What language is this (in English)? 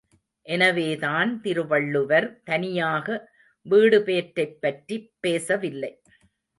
Tamil